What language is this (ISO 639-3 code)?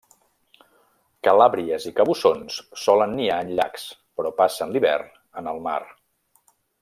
cat